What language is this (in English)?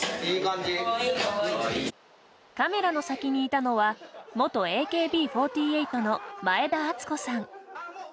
Japanese